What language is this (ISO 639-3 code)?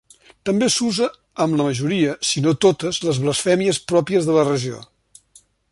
cat